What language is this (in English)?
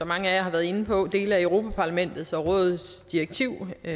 Danish